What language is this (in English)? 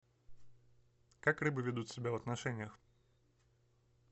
Russian